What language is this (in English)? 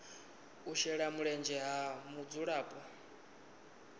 Venda